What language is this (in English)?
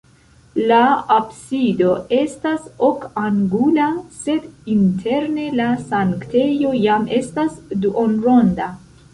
Esperanto